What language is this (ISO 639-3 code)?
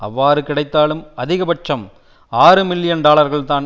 tam